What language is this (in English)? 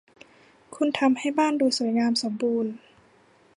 Thai